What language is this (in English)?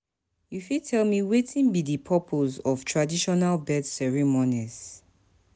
Nigerian Pidgin